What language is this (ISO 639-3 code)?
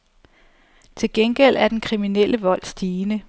dan